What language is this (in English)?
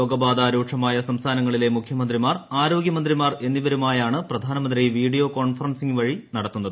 Malayalam